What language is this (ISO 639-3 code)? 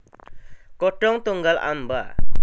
jav